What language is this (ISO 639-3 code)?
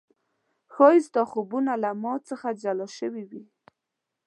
pus